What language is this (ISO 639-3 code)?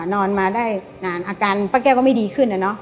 tha